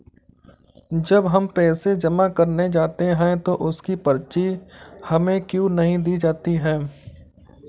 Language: Hindi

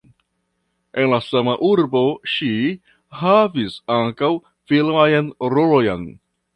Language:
Esperanto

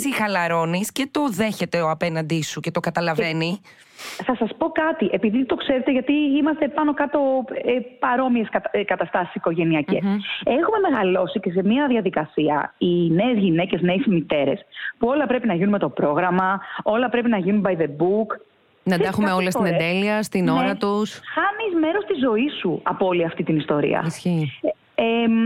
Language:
Greek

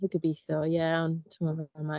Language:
Welsh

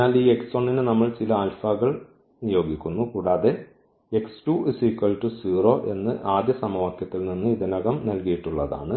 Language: Malayalam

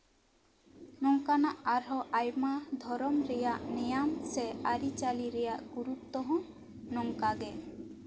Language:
Santali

